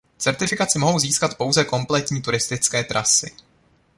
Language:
Czech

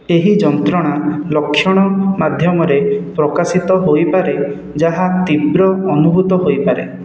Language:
Odia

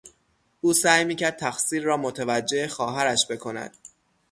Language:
Persian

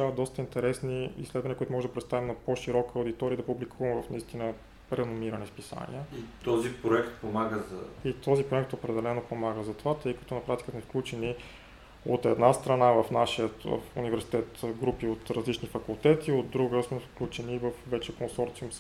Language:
Bulgarian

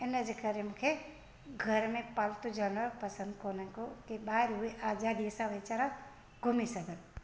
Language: Sindhi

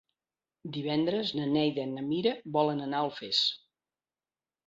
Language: Catalan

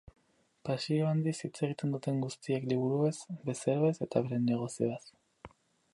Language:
Basque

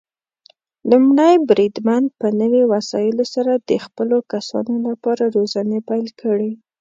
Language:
Pashto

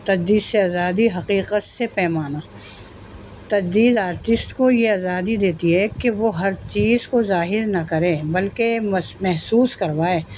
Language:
Urdu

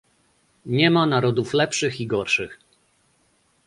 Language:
Polish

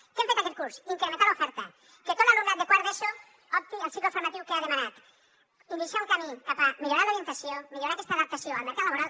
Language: Catalan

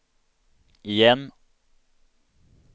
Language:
Swedish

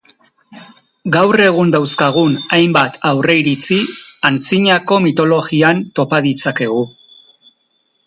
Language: Basque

